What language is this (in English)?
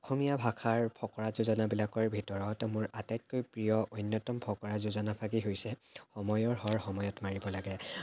Assamese